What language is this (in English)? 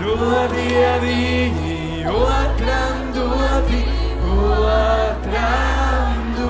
Latvian